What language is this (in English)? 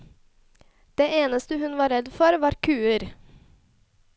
Norwegian